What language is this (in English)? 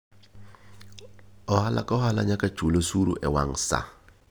Luo (Kenya and Tanzania)